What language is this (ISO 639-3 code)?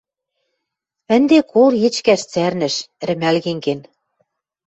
mrj